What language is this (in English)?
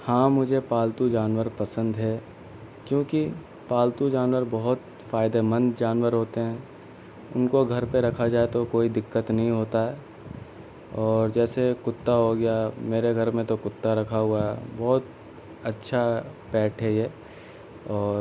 Urdu